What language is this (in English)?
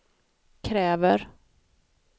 Swedish